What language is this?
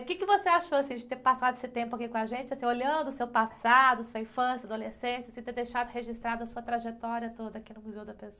Portuguese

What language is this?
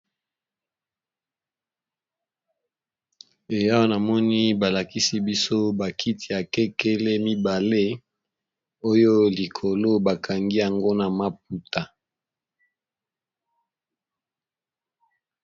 Lingala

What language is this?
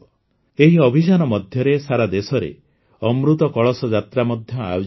Odia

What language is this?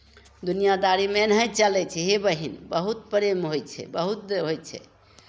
Maithili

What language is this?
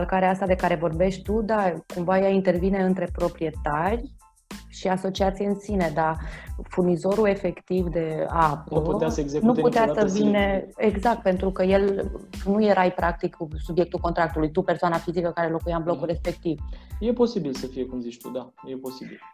Romanian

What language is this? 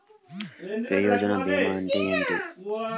Telugu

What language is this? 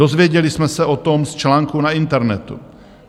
Czech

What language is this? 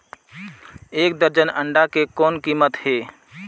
Chhattisgarhi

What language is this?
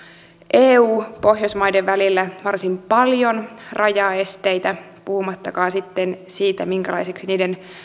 Finnish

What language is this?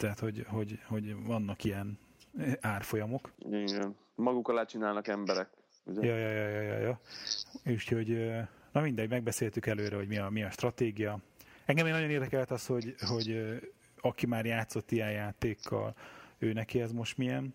Hungarian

